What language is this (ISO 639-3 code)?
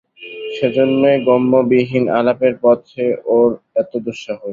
ben